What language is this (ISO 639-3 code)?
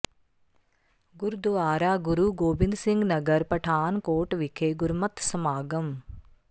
pan